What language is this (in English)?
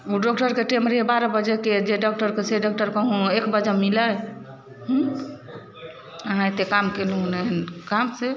Maithili